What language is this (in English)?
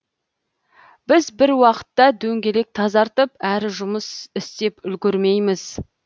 Kazakh